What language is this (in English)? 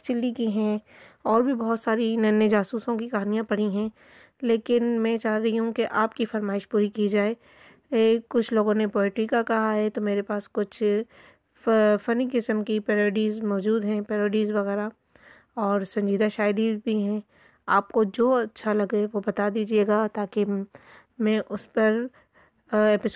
Urdu